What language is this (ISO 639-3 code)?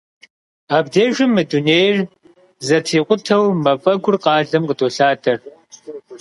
kbd